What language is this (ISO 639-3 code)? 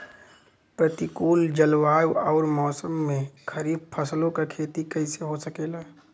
bho